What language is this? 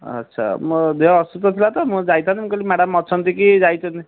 Odia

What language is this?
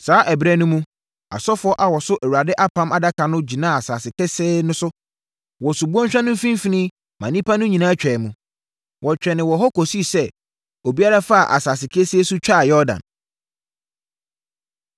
Akan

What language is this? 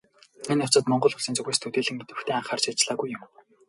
Mongolian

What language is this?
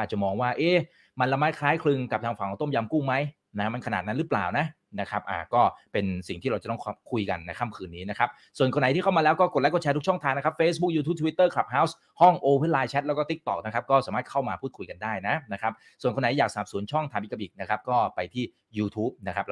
Thai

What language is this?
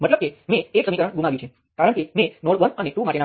Gujarati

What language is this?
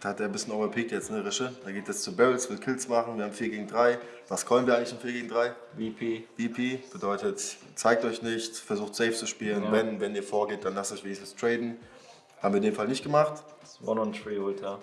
German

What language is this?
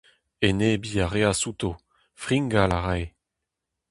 Breton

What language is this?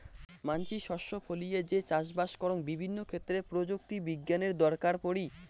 Bangla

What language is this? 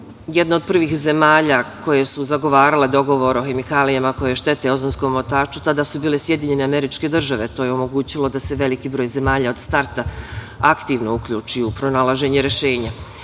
Serbian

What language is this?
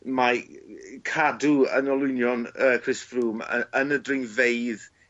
Welsh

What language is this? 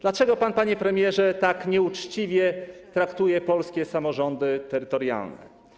Polish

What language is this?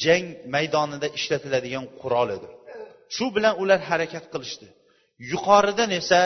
Bulgarian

